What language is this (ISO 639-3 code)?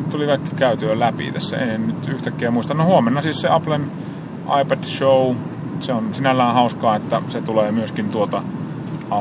fin